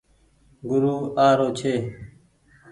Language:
Goaria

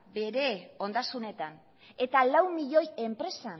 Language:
Basque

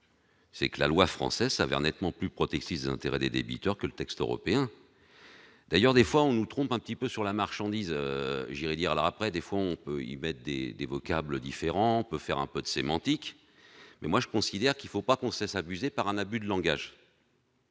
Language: French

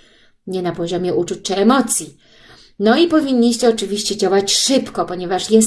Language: Polish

